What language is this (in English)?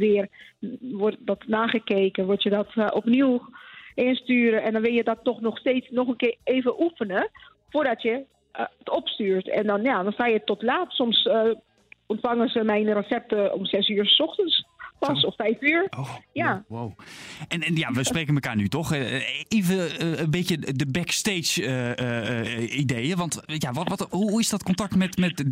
Dutch